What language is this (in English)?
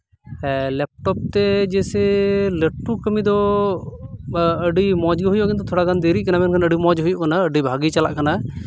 Santali